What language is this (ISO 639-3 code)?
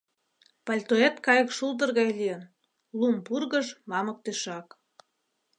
chm